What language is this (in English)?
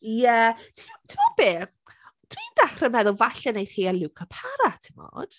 Welsh